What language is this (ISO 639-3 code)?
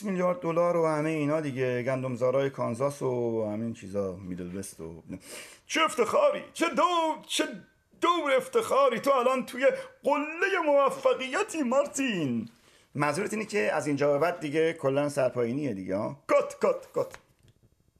fas